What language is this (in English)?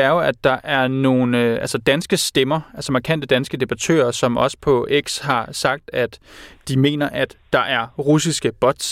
Danish